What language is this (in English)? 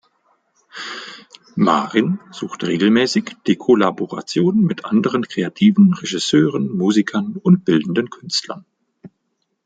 German